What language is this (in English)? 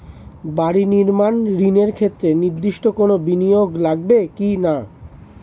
Bangla